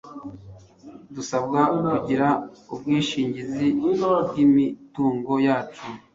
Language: Kinyarwanda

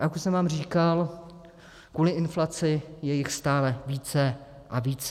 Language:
Czech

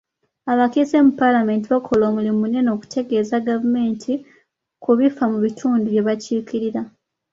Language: Ganda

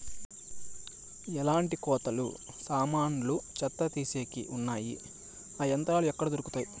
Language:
Telugu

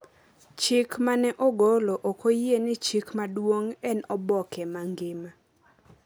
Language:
Luo (Kenya and Tanzania)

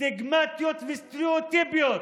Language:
Hebrew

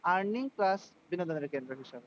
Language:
Bangla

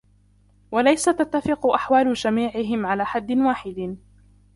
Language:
Arabic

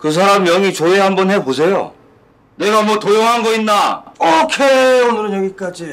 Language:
Korean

